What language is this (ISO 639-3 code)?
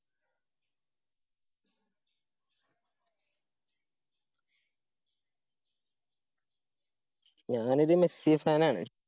mal